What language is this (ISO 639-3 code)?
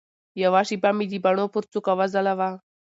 pus